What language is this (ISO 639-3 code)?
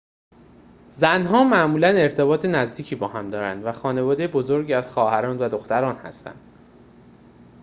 fas